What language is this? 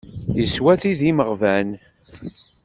Kabyle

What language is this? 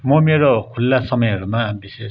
Nepali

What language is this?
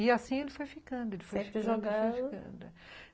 Portuguese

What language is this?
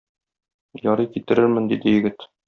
Tatar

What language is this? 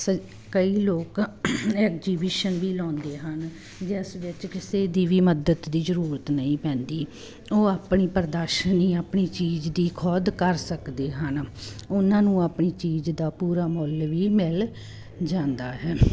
Punjabi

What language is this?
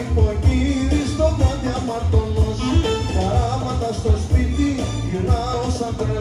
Greek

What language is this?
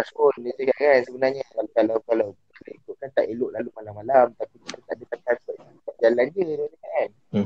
Malay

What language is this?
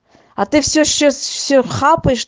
Russian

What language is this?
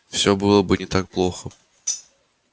Russian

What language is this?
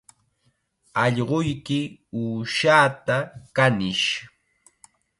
Chiquián Ancash Quechua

